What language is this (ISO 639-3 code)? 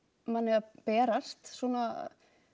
isl